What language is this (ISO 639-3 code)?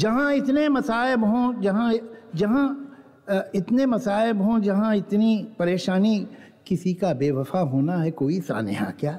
hin